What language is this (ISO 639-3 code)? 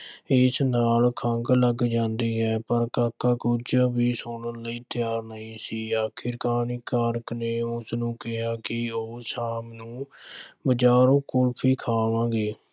pan